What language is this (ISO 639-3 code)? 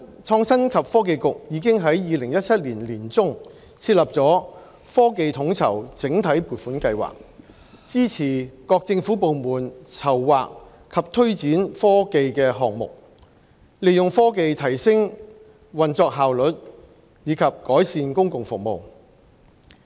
yue